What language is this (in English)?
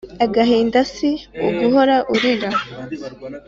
Kinyarwanda